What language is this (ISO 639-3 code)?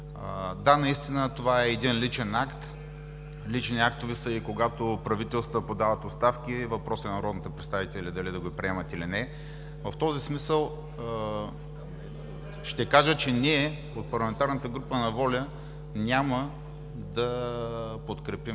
bul